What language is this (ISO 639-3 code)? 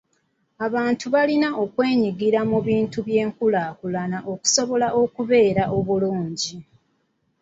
lug